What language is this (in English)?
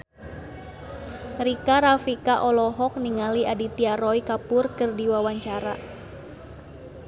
Sundanese